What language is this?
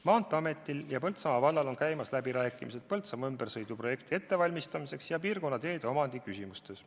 Estonian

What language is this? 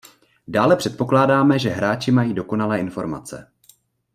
Czech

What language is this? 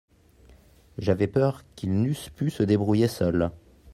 French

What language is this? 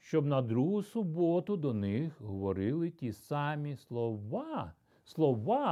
Ukrainian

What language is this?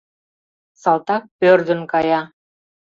Mari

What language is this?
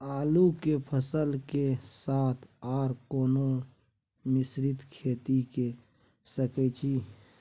Maithili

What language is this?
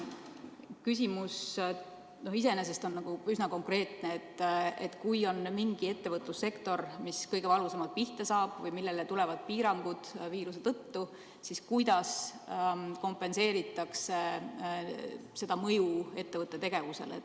Estonian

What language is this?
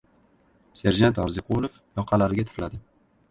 Uzbek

